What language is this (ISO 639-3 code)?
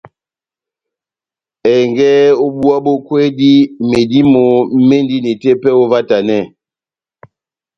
bnm